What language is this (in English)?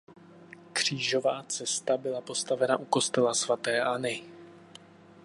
Czech